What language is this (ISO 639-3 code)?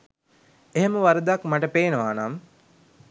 sin